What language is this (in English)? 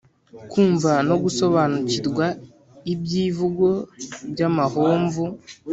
Kinyarwanda